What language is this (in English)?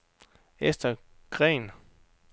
Danish